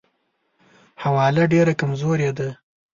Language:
Pashto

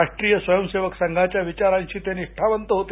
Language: Marathi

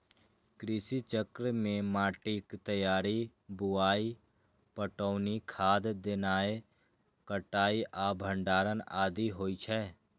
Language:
Maithili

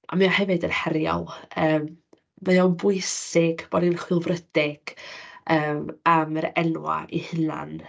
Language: Welsh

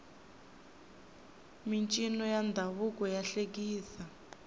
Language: Tsonga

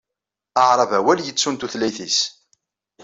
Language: Kabyle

